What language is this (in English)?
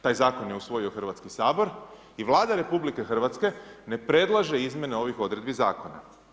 Croatian